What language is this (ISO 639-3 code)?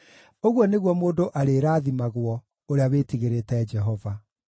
kik